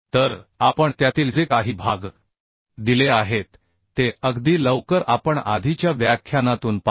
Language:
Marathi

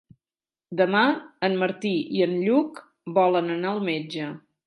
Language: Catalan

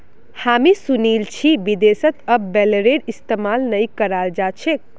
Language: Magahi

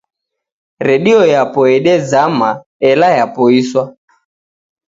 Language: Taita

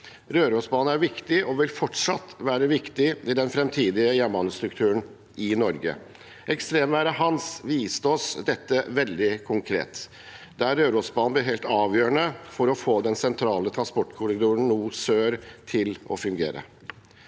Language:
Norwegian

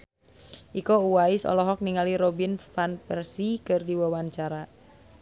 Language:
Sundanese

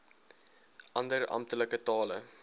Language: Afrikaans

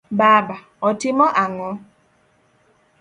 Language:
Luo (Kenya and Tanzania)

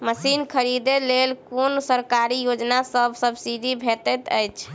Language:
Maithili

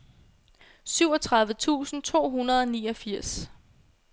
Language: Danish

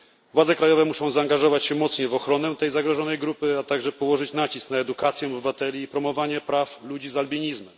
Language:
Polish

